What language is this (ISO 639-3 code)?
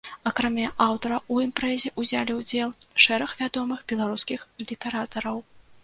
bel